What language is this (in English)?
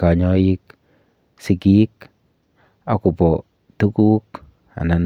Kalenjin